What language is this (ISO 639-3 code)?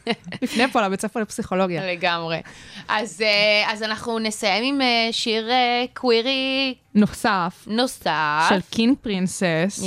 heb